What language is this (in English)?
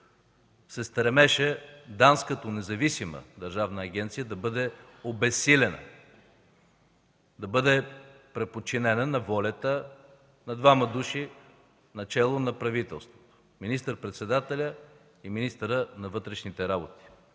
Bulgarian